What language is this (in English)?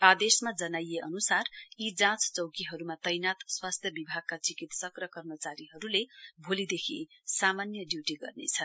Nepali